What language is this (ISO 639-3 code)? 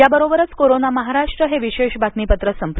mar